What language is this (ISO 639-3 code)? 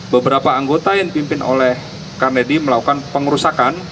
ind